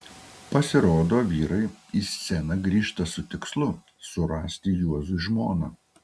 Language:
Lithuanian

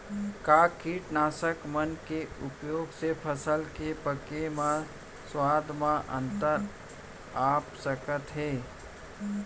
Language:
Chhattisgarhi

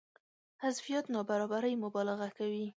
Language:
Pashto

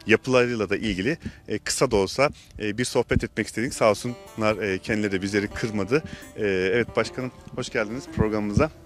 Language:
Turkish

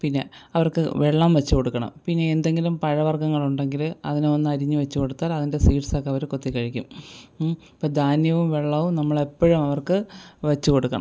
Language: Malayalam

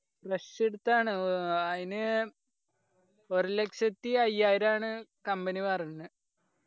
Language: Malayalam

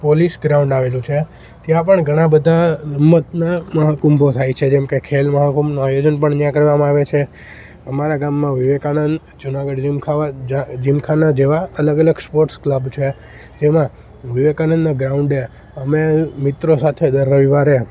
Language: Gujarati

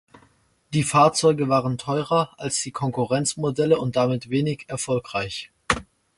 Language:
German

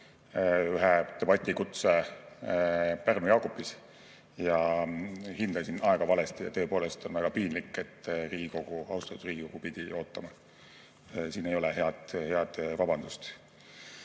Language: Estonian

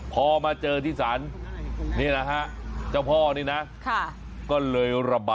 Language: Thai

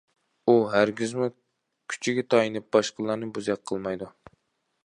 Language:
Uyghur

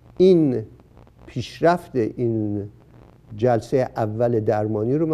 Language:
Persian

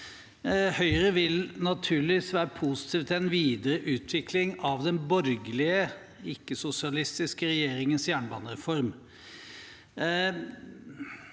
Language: Norwegian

